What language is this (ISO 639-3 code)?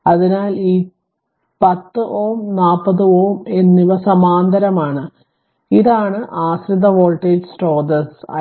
mal